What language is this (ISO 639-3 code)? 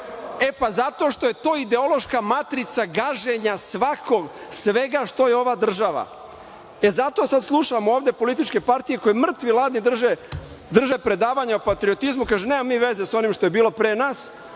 srp